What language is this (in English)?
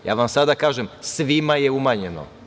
Serbian